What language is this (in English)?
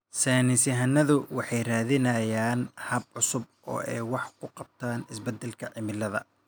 Somali